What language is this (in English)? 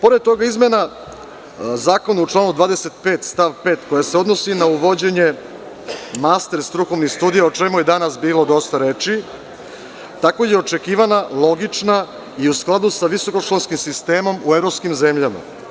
Serbian